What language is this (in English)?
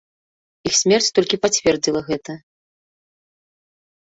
Belarusian